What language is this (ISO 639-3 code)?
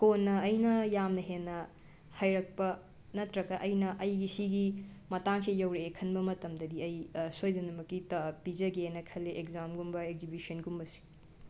mni